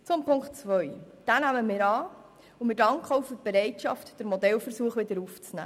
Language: Swiss German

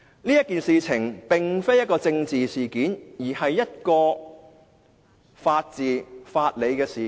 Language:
Cantonese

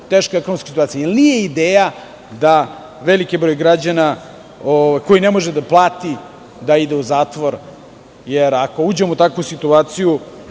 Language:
Serbian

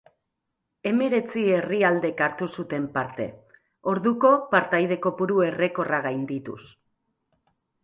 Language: Basque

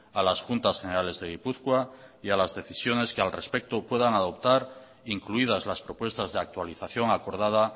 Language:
Spanish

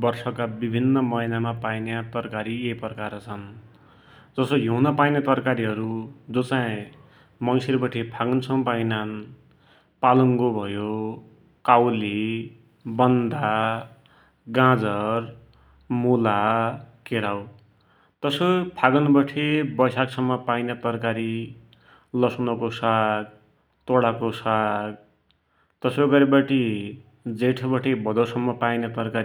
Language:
Dotyali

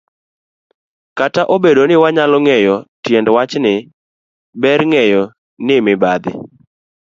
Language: Luo (Kenya and Tanzania)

